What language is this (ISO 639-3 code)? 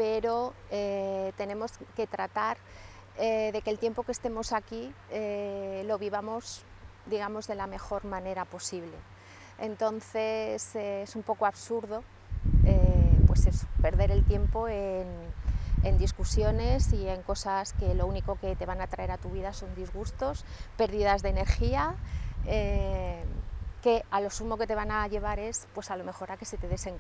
spa